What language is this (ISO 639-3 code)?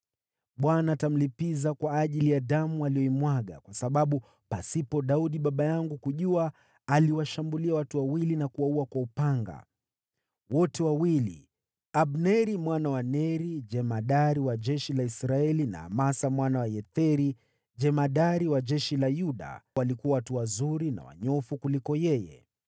swa